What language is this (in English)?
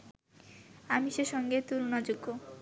Bangla